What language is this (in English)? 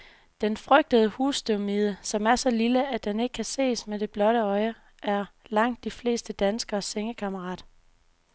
Danish